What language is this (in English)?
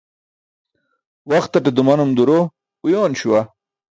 Burushaski